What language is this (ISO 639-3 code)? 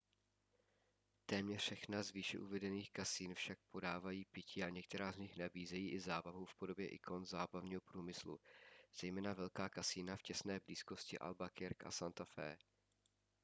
ces